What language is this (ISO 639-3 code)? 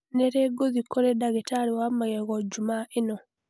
kik